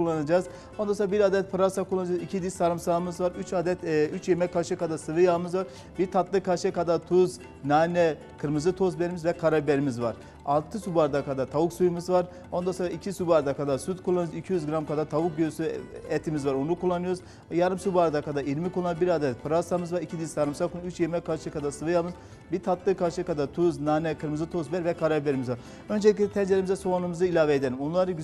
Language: Turkish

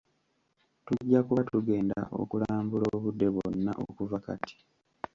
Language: Ganda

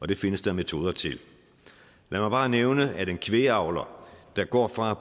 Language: Danish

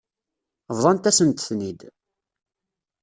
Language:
Kabyle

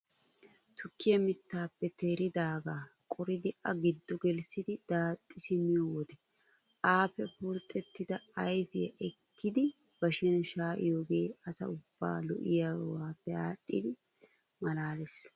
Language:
Wolaytta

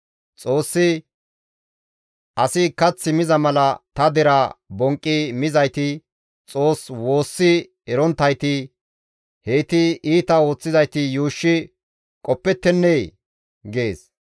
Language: Gamo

